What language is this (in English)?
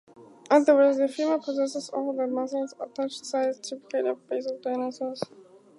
English